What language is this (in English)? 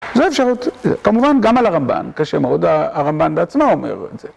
Hebrew